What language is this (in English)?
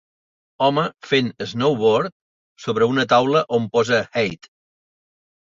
Catalan